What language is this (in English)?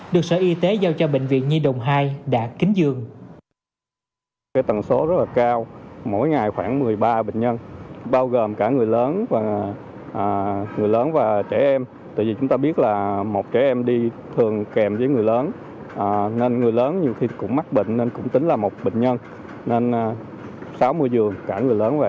Vietnamese